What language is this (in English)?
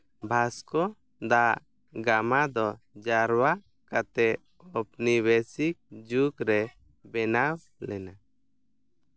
Santali